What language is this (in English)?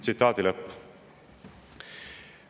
Estonian